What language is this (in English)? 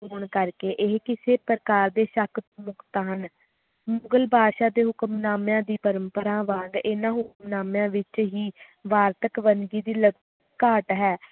Punjabi